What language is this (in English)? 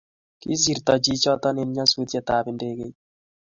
Kalenjin